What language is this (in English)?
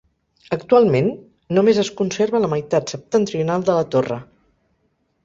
Catalan